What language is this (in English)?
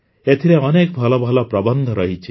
Odia